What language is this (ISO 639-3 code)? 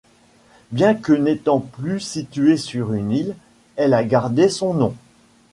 fra